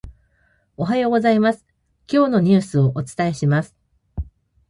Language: Japanese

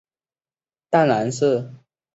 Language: Chinese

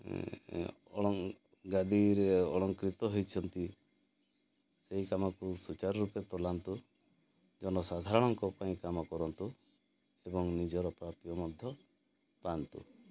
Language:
Odia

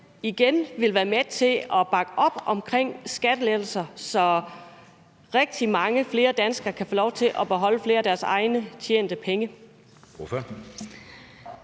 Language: Danish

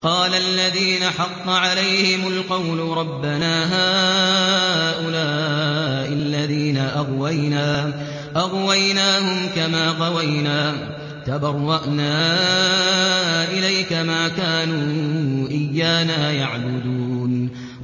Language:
Arabic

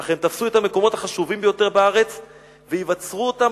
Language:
Hebrew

